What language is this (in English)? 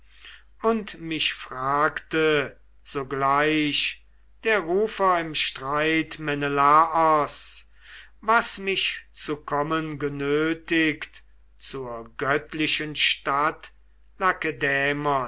German